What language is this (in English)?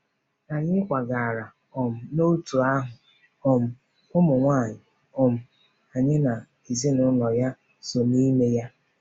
Igbo